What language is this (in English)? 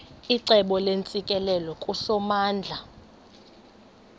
Xhosa